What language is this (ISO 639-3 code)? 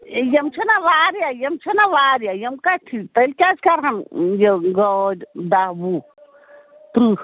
kas